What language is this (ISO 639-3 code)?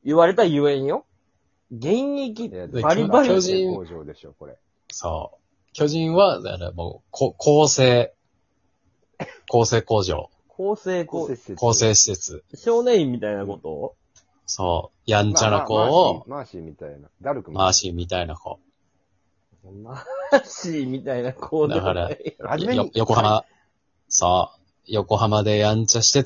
jpn